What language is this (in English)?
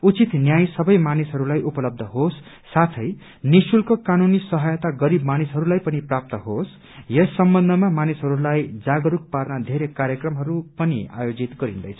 Nepali